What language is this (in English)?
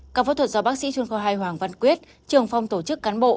Vietnamese